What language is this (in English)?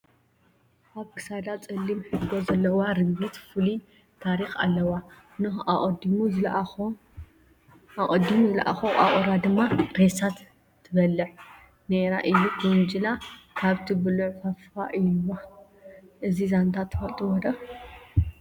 Tigrinya